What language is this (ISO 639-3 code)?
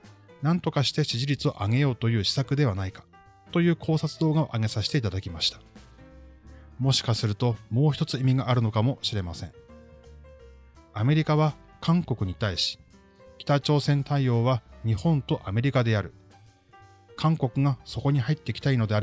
jpn